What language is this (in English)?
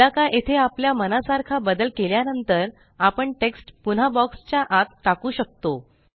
Marathi